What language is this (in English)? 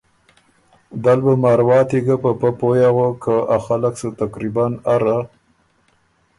Ormuri